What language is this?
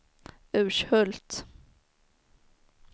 Swedish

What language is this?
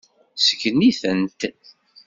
Kabyle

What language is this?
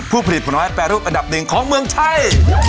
Thai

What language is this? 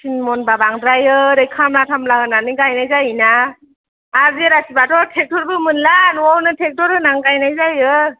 Bodo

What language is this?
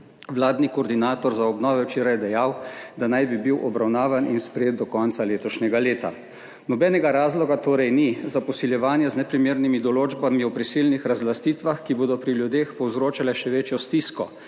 Slovenian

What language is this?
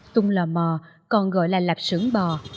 Vietnamese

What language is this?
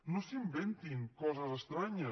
Catalan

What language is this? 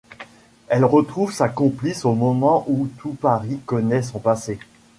French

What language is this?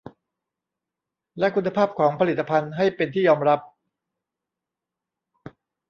Thai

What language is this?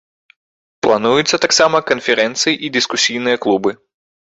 Belarusian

